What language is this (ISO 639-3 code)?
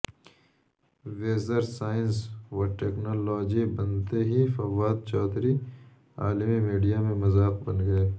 urd